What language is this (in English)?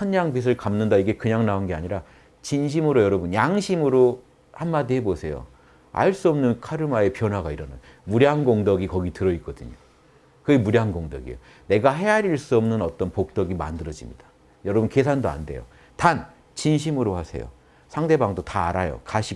Korean